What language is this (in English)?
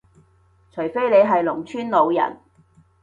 Cantonese